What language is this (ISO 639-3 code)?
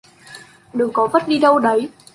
vie